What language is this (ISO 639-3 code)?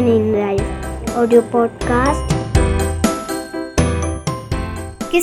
hin